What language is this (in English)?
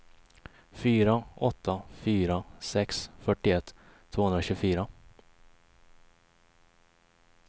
Swedish